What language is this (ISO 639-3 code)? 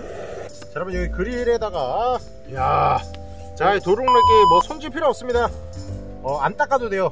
kor